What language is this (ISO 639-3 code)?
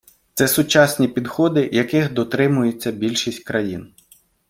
ukr